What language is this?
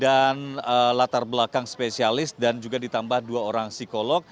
Indonesian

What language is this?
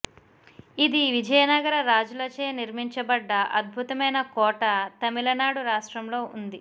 Telugu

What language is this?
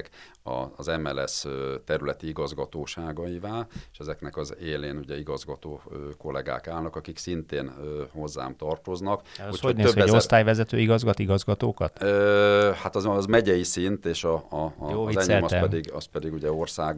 Hungarian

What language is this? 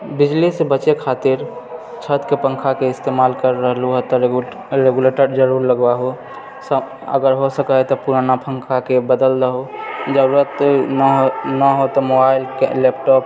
Maithili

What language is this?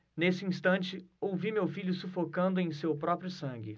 Portuguese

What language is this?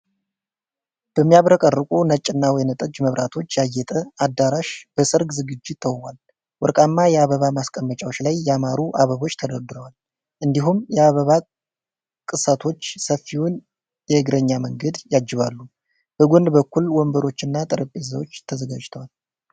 Amharic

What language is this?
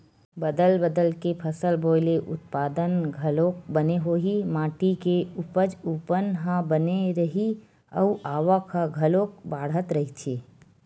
Chhattisgarhi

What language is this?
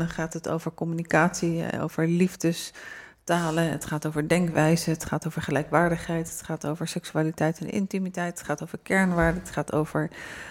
Dutch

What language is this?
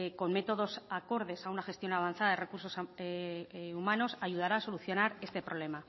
Spanish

